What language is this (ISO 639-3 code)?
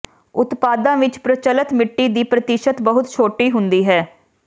pan